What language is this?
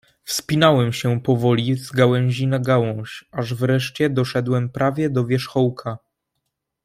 Polish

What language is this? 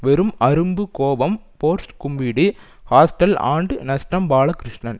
Tamil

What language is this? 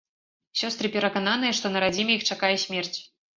Belarusian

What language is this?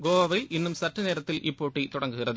Tamil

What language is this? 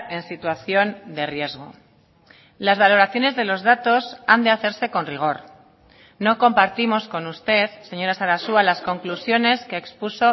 Spanish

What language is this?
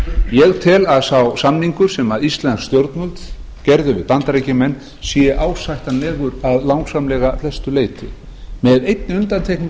Icelandic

